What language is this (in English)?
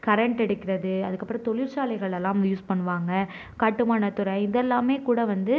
Tamil